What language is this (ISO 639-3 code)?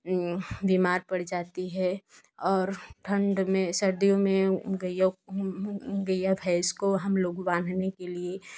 hin